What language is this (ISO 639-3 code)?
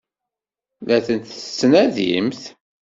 kab